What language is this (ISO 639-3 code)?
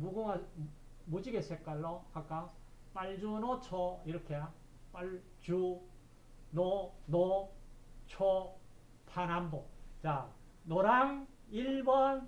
kor